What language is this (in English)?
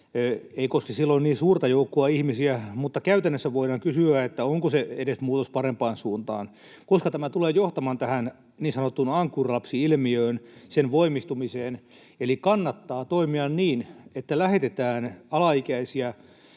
Finnish